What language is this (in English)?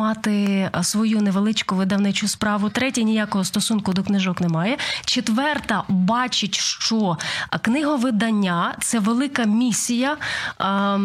Ukrainian